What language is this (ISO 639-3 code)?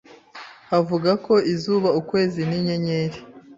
kin